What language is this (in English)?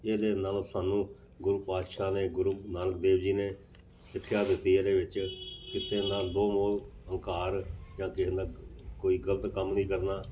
Punjabi